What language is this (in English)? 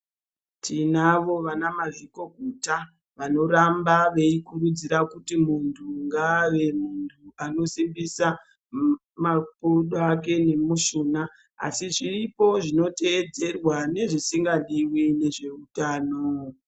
Ndau